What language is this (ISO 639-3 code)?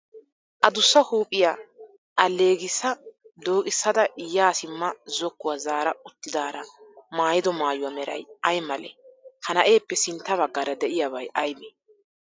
wal